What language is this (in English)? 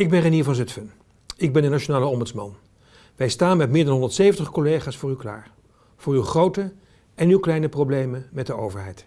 Dutch